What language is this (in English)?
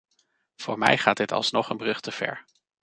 Dutch